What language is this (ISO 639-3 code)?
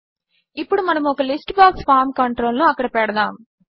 tel